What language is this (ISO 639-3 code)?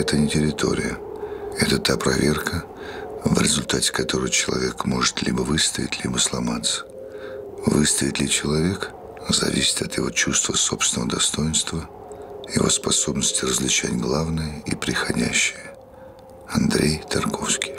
rus